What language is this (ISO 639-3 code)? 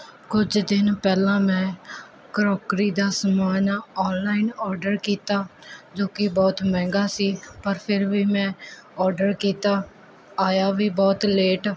pan